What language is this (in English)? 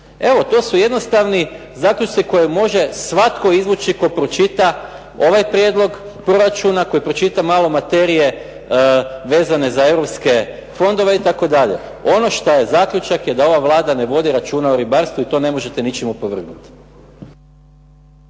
Croatian